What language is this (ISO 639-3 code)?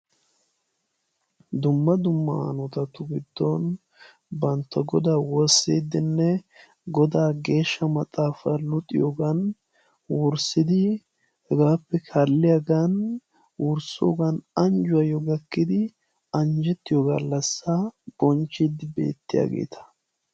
wal